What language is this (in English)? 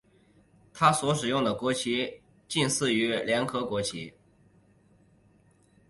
Chinese